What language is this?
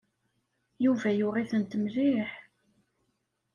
Kabyle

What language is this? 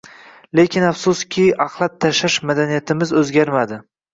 Uzbek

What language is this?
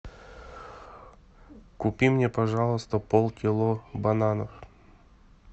Russian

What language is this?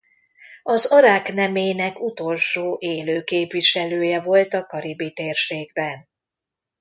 Hungarian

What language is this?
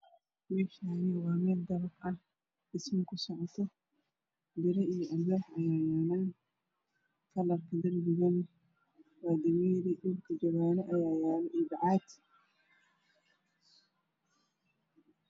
Somali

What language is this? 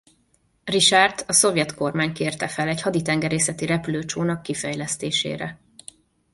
Hungarian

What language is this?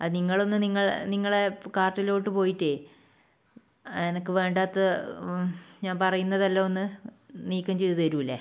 Malayalam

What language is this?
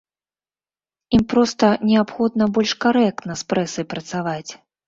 Belarusian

